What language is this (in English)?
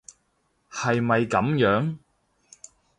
Cantonese